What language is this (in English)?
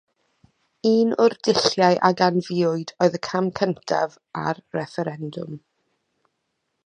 Welsh